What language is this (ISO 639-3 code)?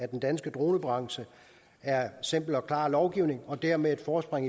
dan